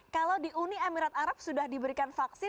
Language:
Indonesian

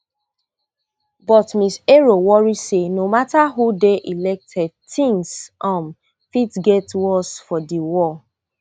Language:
Nigerian Pidgin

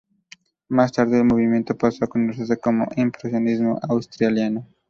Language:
Spanish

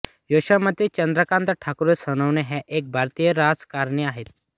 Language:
Marathi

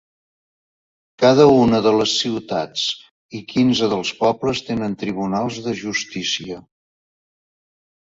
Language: Catalan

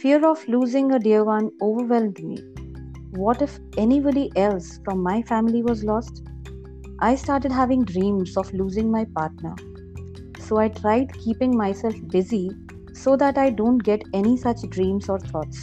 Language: English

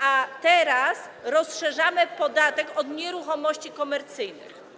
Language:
Polish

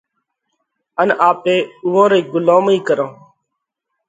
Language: Parkari Koli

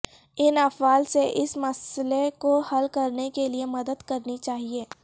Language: Urdu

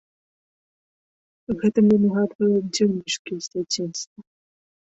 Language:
Belarusian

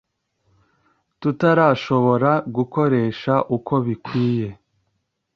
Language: Kinyarwanda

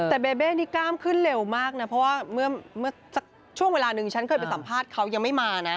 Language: Thai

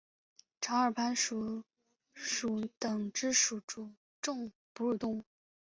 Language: Chinese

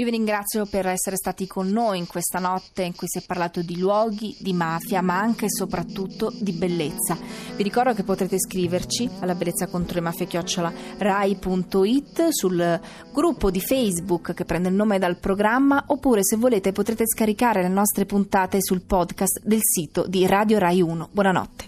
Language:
Italian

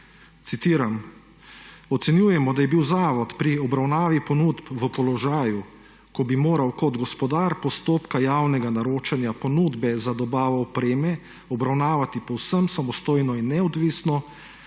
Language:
Slovenian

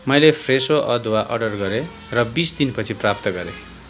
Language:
Nepali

